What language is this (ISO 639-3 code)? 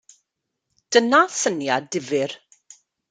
cym